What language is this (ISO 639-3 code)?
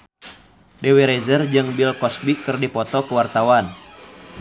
sun